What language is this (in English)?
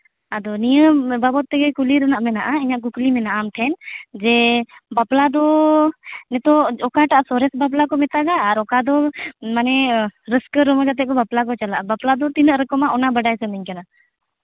Santali